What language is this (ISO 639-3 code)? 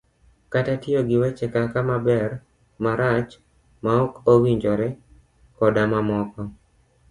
luo